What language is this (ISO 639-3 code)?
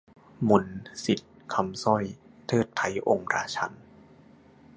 tha